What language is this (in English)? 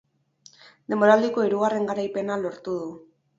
Basque